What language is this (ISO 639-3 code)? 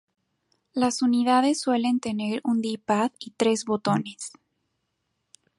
spa